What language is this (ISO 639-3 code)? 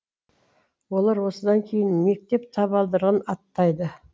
kaz